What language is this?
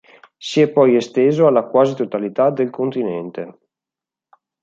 Italian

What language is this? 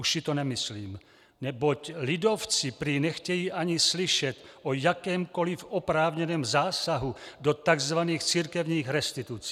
Czech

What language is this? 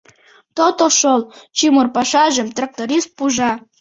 Mari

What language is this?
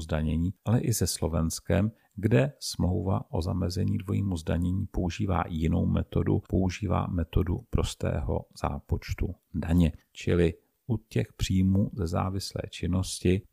Czech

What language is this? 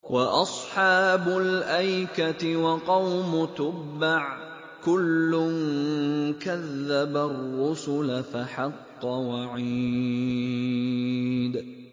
Arabic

